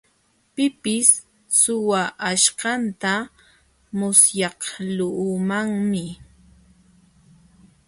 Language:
Jauja Wanca Quechua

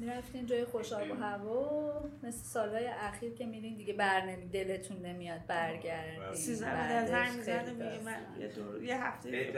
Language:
Persian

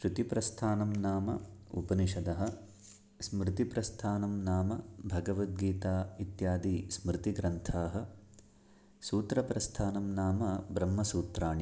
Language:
Sanskrit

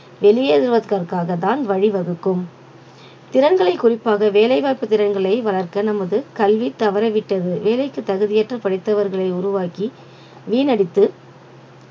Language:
Tamil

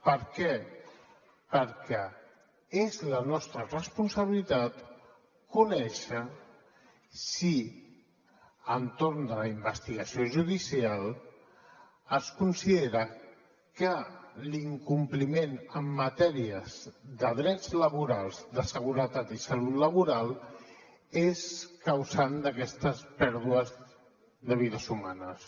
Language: Catalan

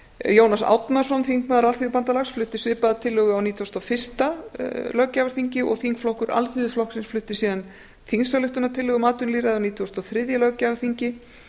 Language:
Icelandic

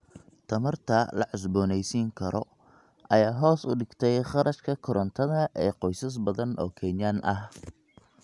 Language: Somali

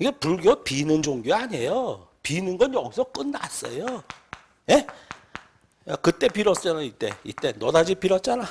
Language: Korean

